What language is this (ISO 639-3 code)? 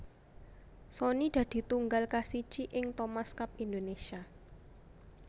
jav